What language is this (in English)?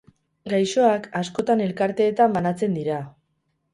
Basque